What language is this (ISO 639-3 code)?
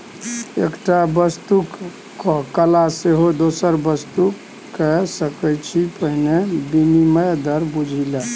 mai